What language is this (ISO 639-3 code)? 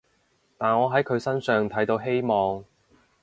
yue